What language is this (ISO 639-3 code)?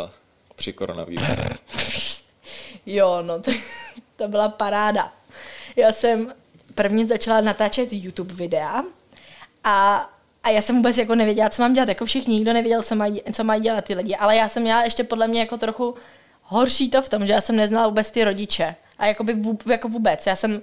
ces